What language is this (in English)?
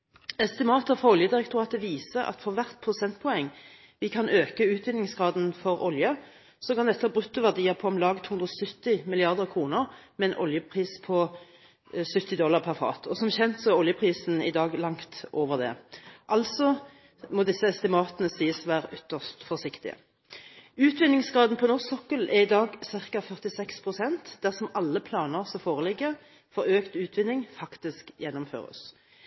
Norwegian Bokmål